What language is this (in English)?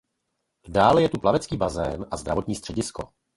Czech